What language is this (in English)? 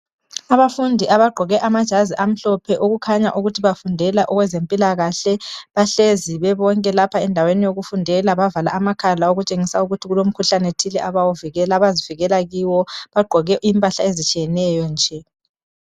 North Ndebele